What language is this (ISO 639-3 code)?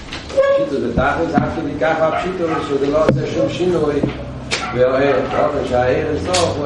heb